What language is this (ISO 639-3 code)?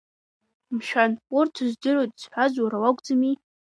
abk